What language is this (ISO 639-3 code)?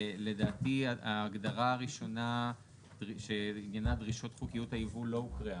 heb